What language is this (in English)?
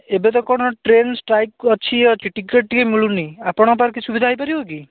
Odia